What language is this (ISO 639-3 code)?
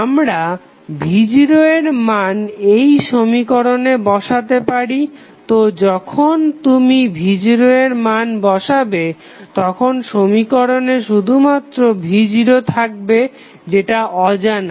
ben